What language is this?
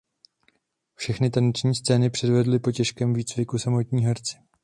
Czech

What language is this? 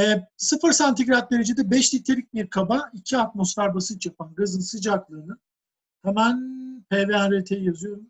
Turkish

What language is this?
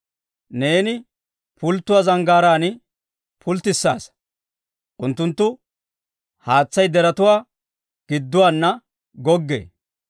Dawro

